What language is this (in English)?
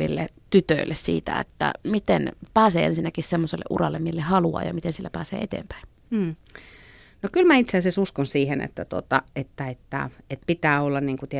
Finnish